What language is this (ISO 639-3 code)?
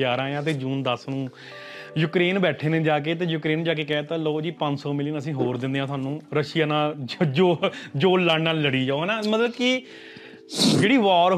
pan